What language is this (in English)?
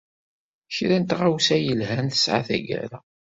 Kabyle